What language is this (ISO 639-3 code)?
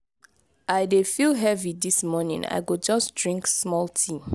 pcm